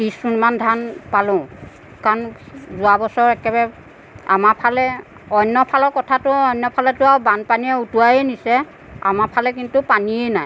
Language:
Assamese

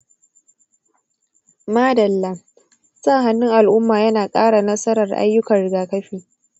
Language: Hausa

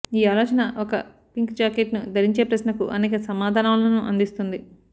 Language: Telugu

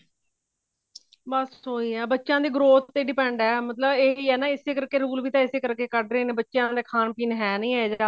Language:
Punjabi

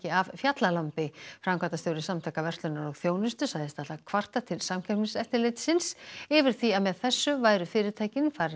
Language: Icelandic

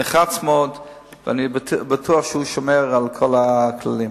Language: Hebrew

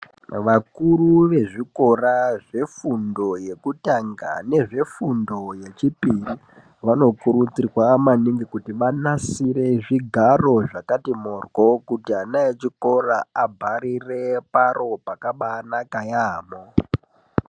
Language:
Ndau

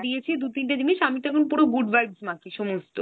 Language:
Bangla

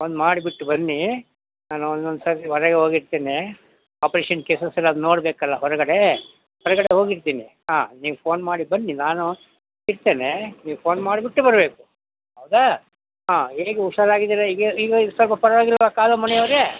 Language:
Kannada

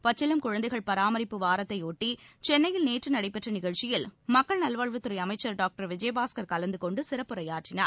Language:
Tamil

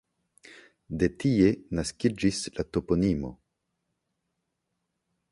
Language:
Esperanto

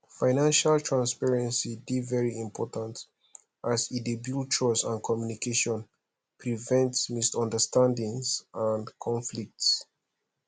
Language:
Nigerian Pidgin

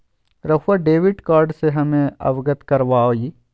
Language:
Magahi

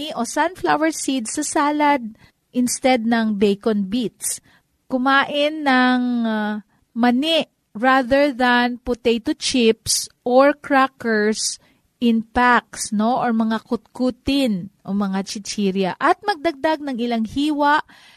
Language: Filipino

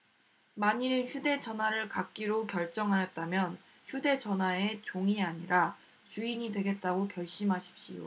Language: Korean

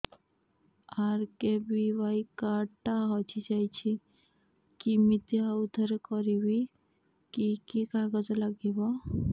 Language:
Odia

